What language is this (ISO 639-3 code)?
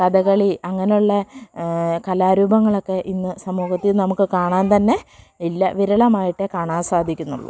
mal